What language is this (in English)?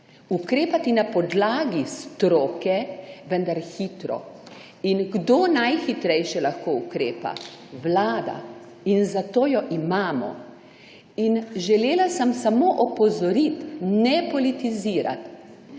Slovenian